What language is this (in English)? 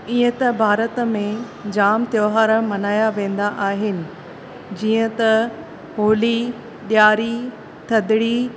Sindhi